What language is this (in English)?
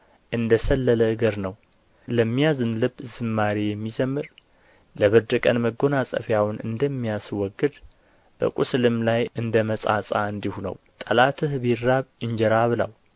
Amharic